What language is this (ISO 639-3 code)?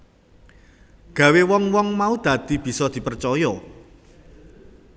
jav